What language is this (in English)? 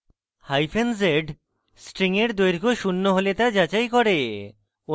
Bangla